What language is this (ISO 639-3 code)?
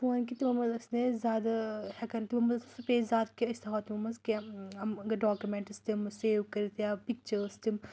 kas